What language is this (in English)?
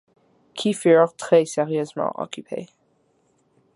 French